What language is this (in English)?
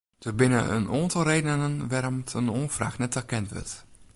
Western Frisian